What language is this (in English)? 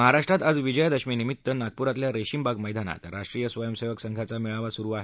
Marathi